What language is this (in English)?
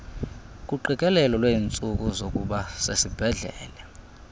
Xhosa